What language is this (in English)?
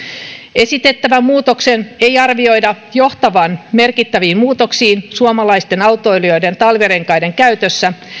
Finnish